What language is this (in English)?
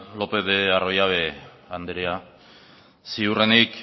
Basque